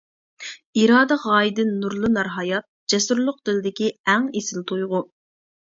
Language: Uyghur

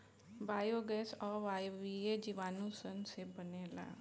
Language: Bhojpuri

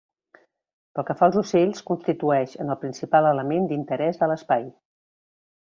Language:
Catalan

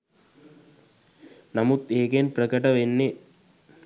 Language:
Sinhala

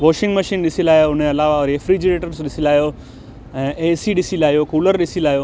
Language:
Sindhi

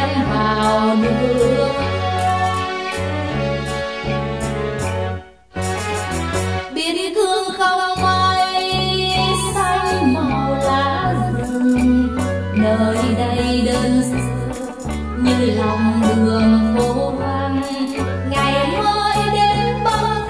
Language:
Thai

